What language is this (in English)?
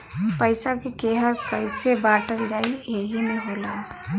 Bhojpuri